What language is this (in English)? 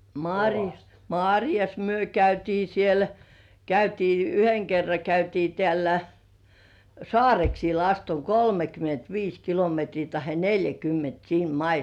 Finnish